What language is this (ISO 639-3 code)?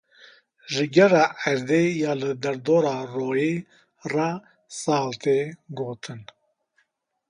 kur